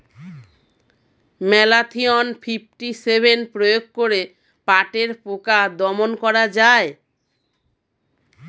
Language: Bangla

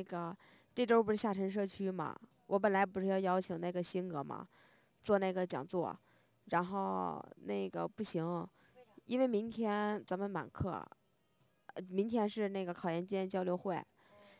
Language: Chinese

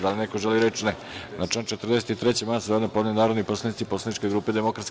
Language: Serbian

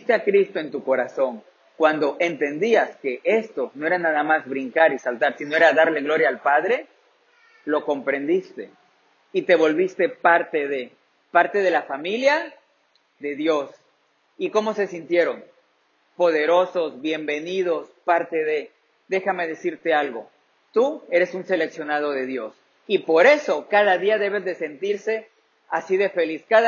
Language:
Spanish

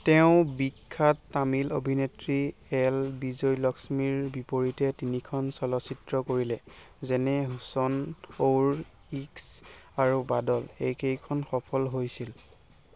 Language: Assamese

